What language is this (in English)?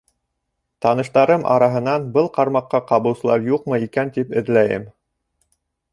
Bashkir